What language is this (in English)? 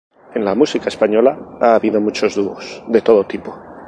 Spanish